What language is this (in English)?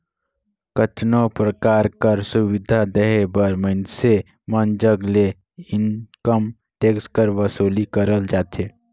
Chhattisgarhi